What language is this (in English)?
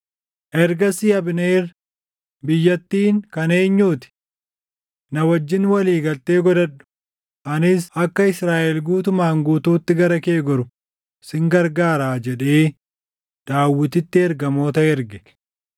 Oromo